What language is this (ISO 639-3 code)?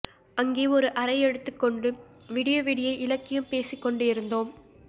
tam